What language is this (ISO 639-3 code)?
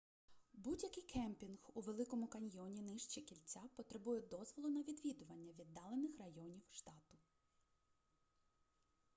ukr